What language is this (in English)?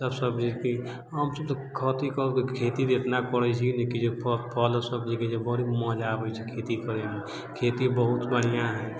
Maithili